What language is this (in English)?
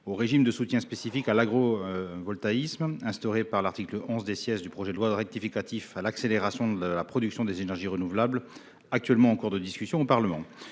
French